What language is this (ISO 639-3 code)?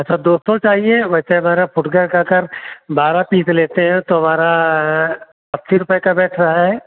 hin